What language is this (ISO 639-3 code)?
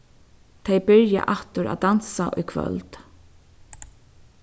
fao